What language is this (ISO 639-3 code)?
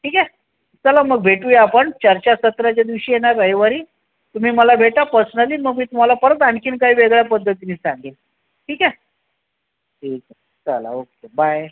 mar